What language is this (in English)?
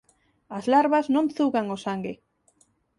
Galician